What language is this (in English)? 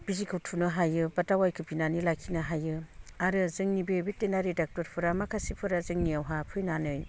Bodo